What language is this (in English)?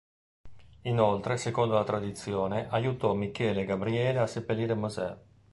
Italian